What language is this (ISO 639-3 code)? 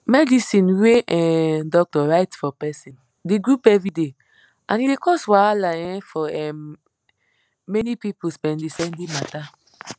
pcm